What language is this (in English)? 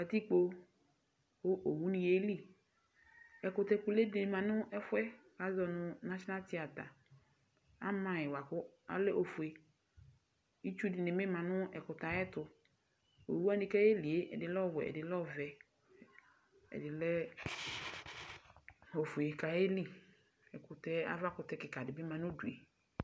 Ikposo